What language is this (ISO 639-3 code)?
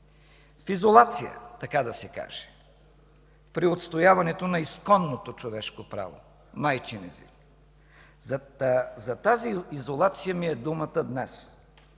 bul